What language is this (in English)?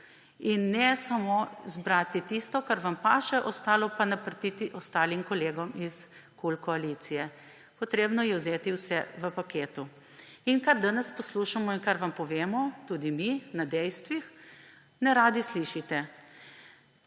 Slovenian